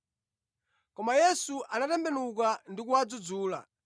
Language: Nyanja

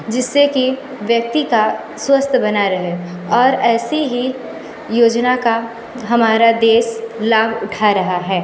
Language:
Hindi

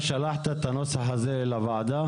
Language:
Hebrew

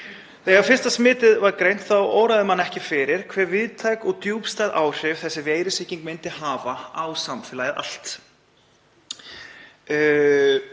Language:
Icelandic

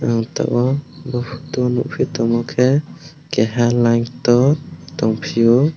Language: Kok Borok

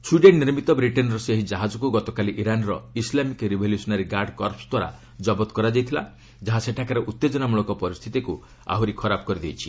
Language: Odia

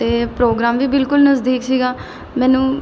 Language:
Punjabi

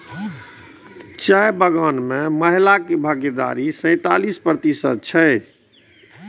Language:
Maithili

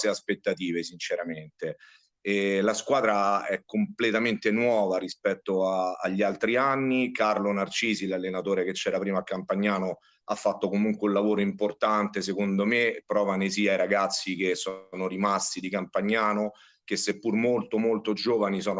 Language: Italian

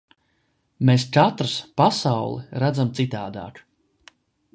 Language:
Latvian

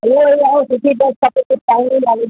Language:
Sindhi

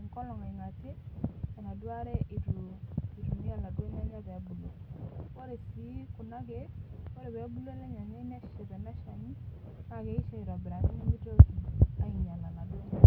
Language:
Masai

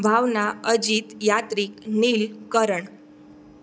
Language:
Gujarati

